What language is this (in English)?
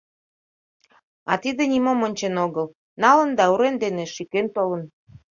Mari